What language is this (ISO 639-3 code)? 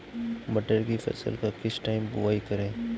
hin